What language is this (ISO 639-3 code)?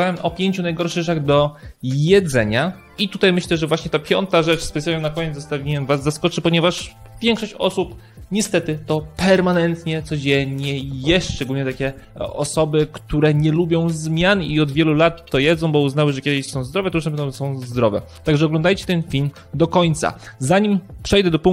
pol